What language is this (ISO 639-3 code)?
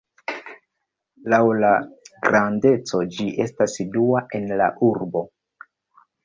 epo